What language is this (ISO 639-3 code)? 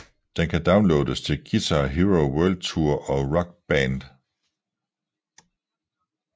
dan